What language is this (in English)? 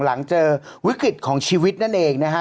Thai